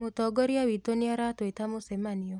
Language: Kikuyu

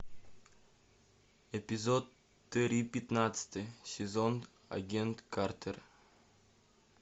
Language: Russian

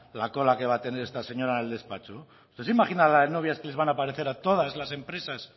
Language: Spanish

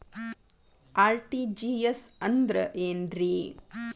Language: Kannada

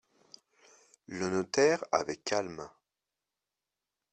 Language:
French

